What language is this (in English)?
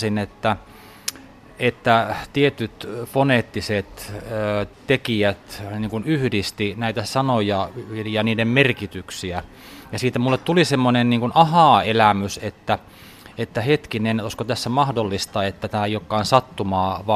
Finnish